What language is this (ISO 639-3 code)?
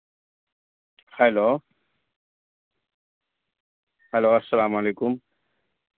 urd